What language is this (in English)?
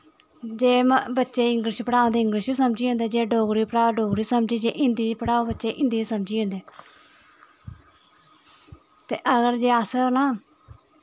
Dogri